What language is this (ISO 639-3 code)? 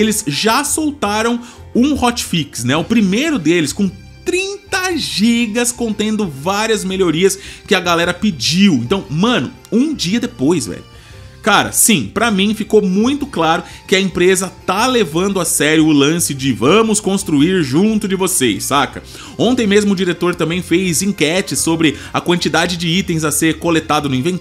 por